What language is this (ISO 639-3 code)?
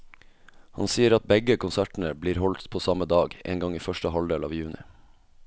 nor